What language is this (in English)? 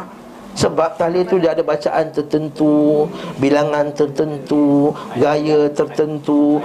Malay